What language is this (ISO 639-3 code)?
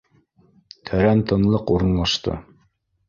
bak